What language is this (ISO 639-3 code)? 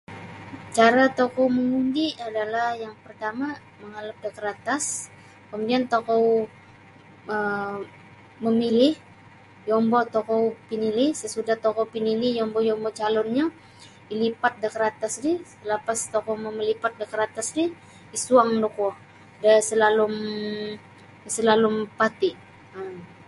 bsy